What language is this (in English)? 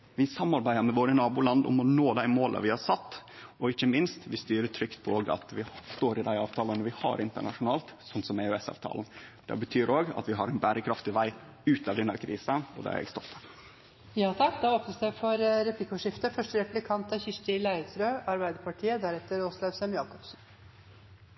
Norwegian